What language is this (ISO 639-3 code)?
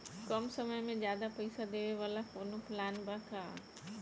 bho